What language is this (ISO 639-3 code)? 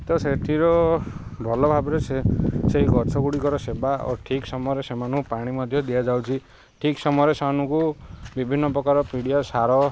ori